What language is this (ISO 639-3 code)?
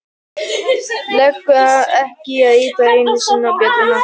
isl